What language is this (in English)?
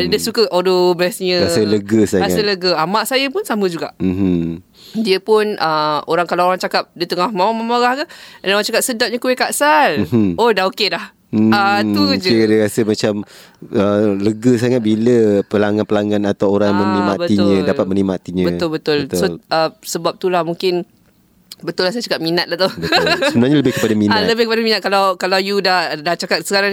Malay